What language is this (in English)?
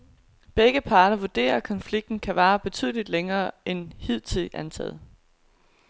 Danish